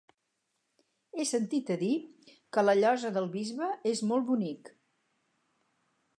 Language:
Catalan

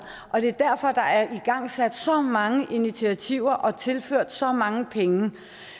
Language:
Danish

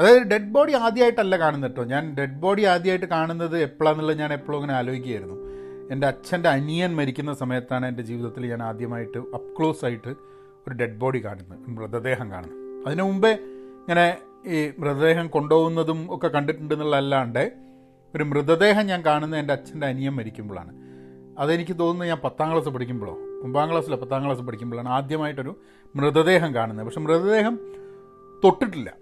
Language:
Malayalam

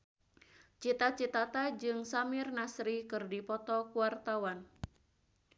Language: Sundanese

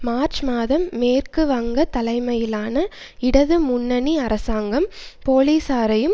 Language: Tamil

